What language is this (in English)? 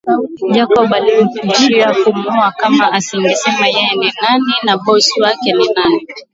Swahili